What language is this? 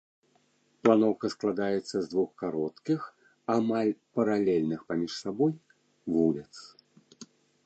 Belarusian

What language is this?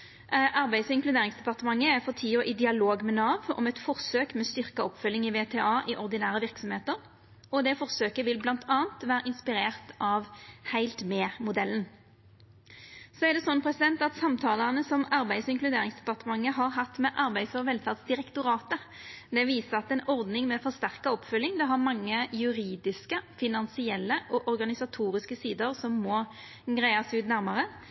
Norwegian Nynorsk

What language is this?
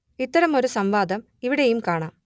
Malayalam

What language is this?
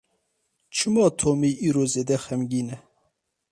Kurdish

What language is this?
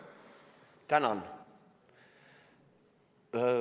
Estonian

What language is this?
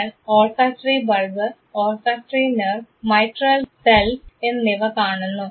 Malayalam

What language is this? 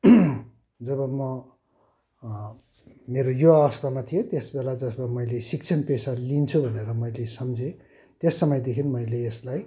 Nepali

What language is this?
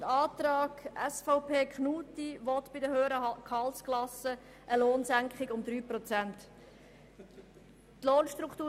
Swiss German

